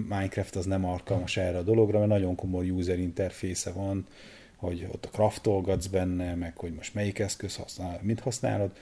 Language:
Hungarian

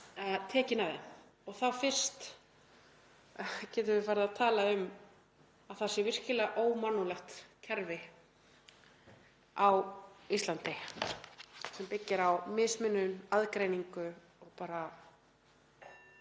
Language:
Icelandic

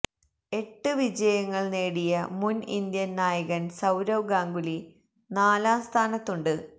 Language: Malayalam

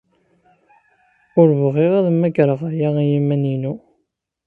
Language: Kabyle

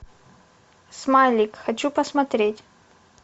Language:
Russian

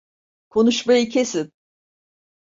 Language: Turkish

